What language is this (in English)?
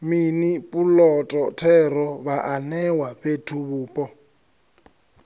Venda